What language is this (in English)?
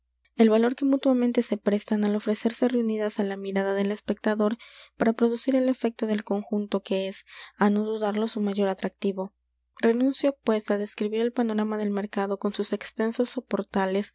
Spanish